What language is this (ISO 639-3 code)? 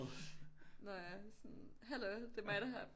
dan